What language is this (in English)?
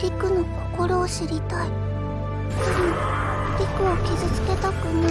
Japanese